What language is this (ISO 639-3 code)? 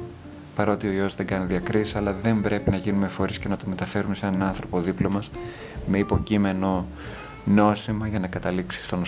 ell